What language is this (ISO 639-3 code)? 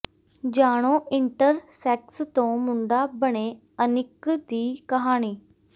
pan